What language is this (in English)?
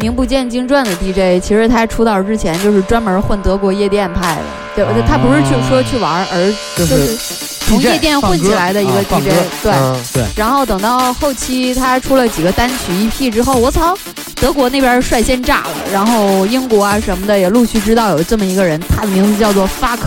Chinese